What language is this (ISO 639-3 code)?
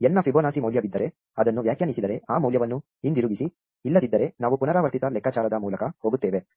kan